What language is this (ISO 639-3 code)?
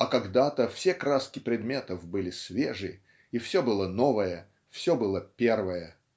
rus